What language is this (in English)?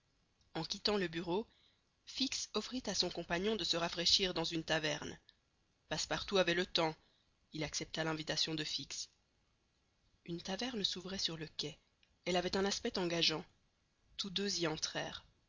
French